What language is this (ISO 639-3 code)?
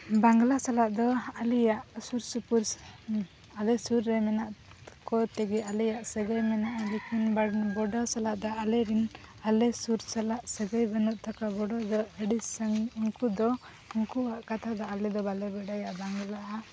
sat